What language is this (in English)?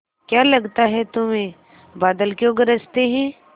Hindi